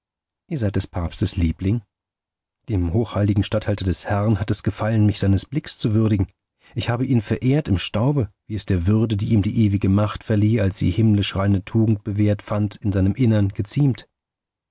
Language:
German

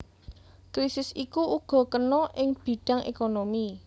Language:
Javanese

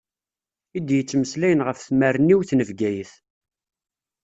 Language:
Kabyle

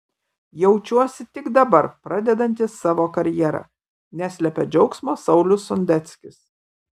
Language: Lithuanian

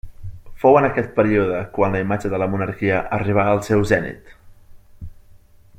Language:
Catalan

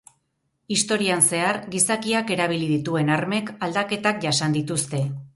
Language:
Basque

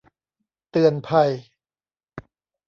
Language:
Thai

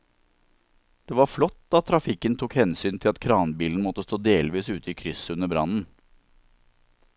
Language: Norwegian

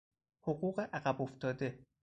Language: Persian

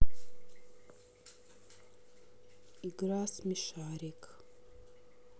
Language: Russian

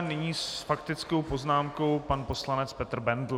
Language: Czech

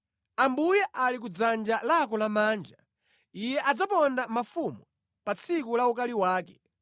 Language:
Nyanja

